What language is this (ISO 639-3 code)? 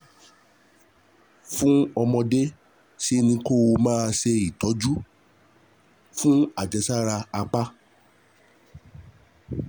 yor